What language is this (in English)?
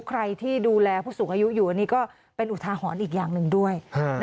Thai